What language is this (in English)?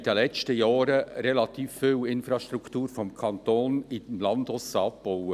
Swiss German